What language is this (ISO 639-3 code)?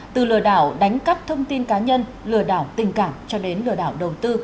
vie